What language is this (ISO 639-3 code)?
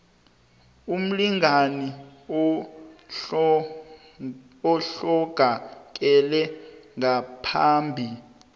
nbl